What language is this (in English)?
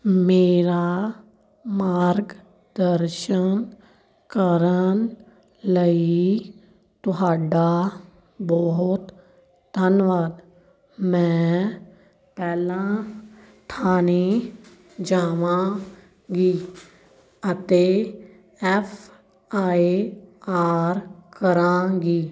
Punjabi